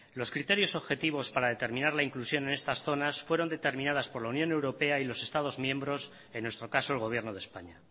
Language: Spanish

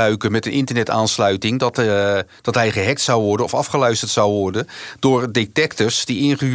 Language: Dutch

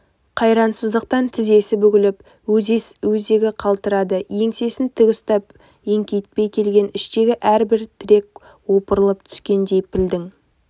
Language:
Kazakh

